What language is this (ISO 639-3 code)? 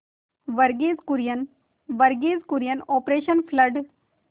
hin